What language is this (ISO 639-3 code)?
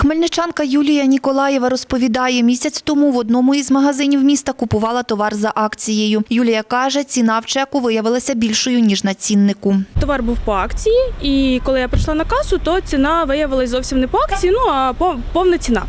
ukr